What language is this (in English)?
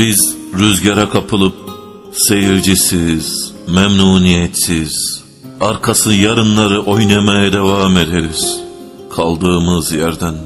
Turkish